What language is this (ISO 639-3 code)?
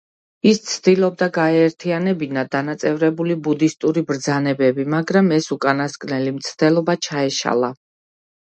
kat